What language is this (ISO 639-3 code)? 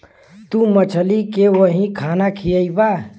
bho